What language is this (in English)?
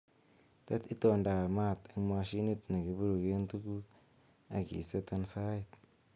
Kalenjin